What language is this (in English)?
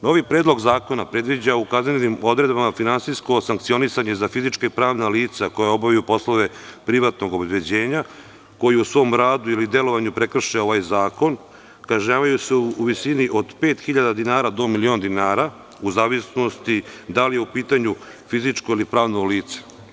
Serbian